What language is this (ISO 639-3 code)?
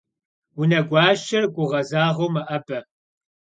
kbd